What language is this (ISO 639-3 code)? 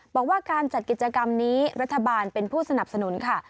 tha